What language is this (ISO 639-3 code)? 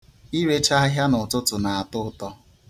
ibo